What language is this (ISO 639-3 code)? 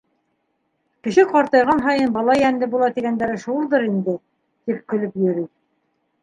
bak